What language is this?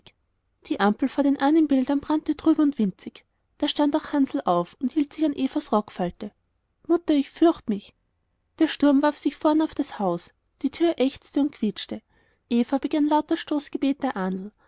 German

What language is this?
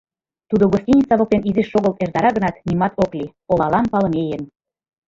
Mari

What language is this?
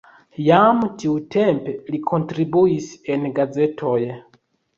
Esperanto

